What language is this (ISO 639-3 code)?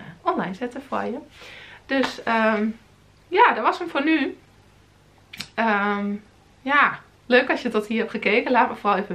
nld